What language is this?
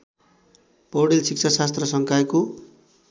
Nepali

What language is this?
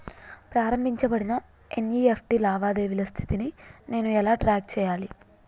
Telugu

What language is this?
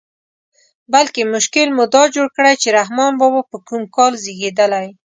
Pashto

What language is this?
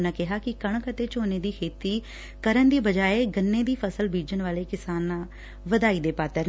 Punjabi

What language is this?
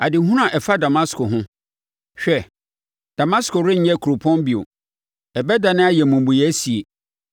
Akan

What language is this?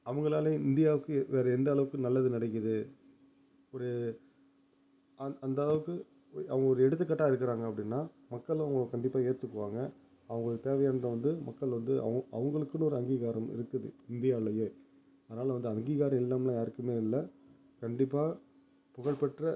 Tamil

